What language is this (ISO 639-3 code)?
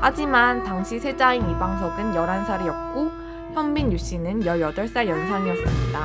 kor